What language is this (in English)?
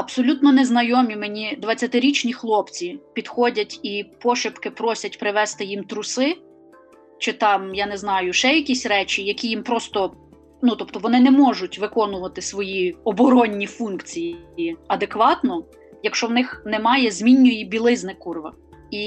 Ukrainian